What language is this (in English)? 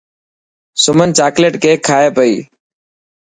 Dhatki